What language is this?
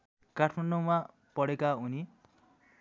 Nepali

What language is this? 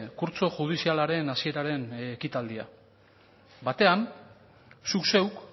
Basque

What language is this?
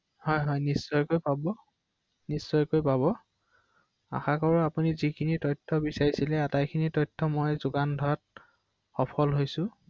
Assamese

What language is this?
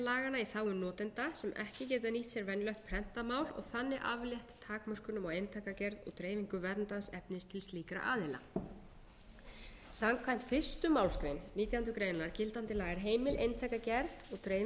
Icelandic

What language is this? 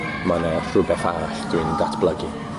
Welsh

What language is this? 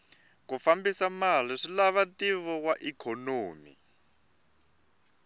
Tsonga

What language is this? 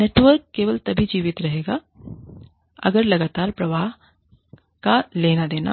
Hindi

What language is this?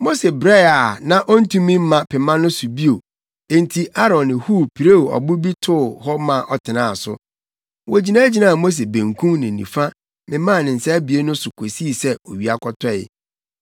Akan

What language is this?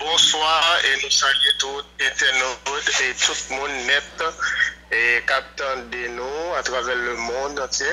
French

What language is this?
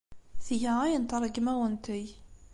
Kabyle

